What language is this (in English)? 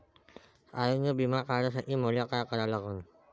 Marathi